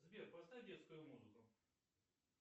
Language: Russian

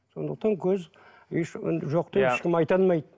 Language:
Kazakh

